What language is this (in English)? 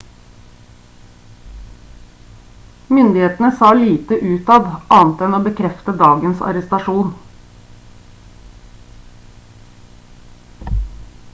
Norwegian Bokmål